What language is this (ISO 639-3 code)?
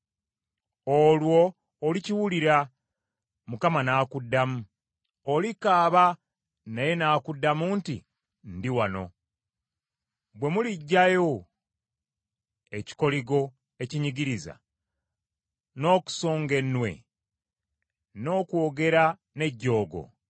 lug